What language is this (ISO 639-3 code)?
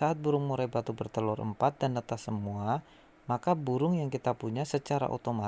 ind